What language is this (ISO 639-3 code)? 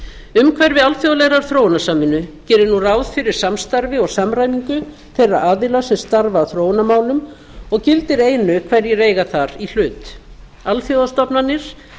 isl